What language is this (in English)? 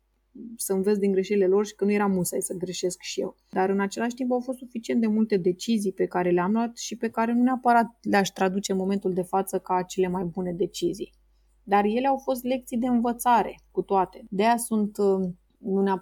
Romanian